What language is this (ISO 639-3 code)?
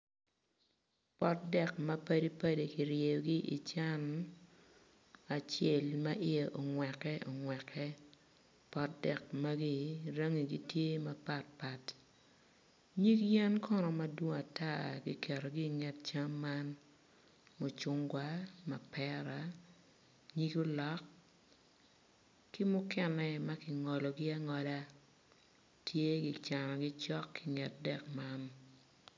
ach